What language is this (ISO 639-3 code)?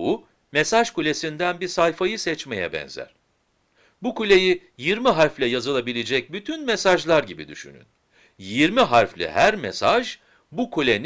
tur